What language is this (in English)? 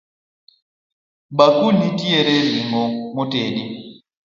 Luo (Kenya and Tanzania)